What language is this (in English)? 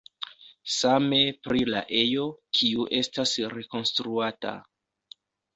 Esperanto